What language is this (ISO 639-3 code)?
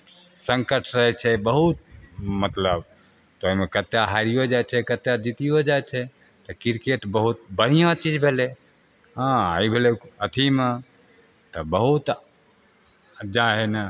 mai